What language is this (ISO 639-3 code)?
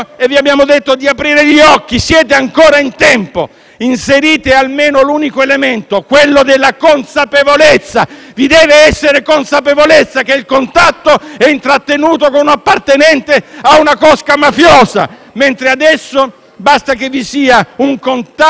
ita